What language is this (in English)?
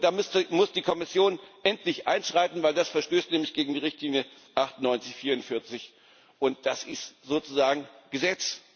German